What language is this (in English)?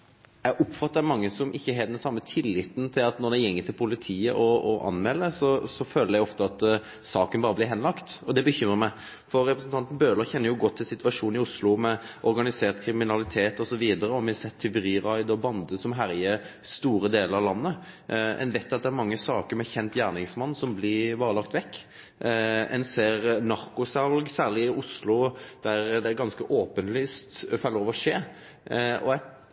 Norwegian Nynorsk